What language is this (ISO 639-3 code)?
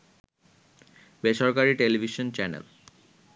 ben